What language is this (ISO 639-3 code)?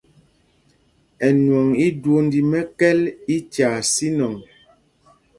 mgg